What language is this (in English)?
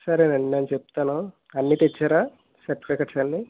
Telugu